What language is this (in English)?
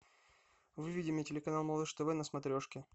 Russian